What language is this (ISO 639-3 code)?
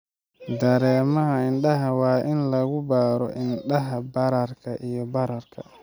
som